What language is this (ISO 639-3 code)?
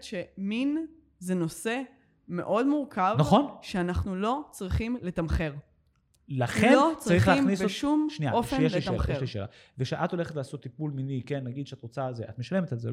heb